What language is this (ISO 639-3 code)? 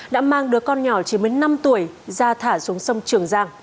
vie